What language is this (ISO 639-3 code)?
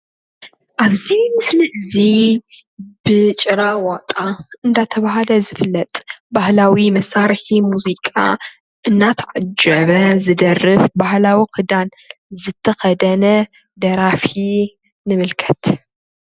tir